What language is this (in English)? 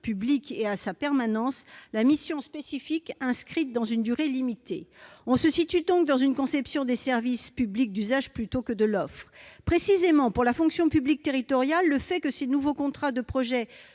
French